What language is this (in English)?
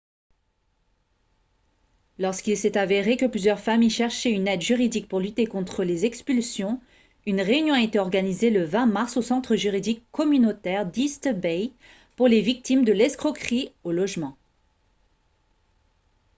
French